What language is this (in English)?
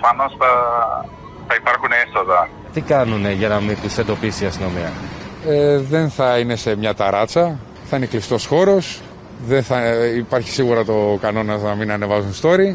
Greek